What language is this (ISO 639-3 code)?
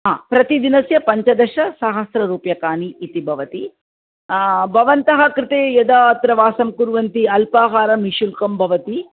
san